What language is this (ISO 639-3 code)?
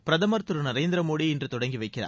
tam